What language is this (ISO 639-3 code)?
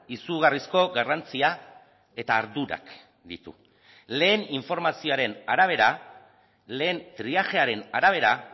eus